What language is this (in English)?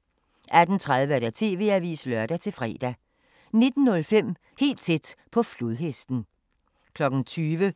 Danish